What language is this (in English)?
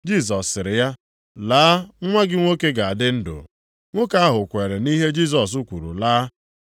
Igbo